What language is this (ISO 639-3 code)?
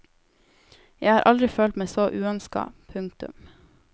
nor